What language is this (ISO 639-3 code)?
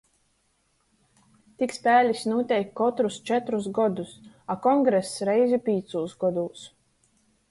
ltg